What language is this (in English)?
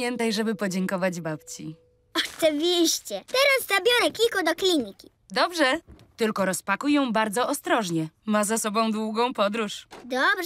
Polish